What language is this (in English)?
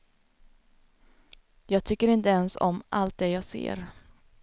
Swedish